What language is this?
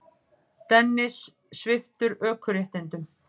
Icelandic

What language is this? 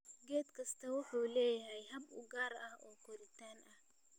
Somali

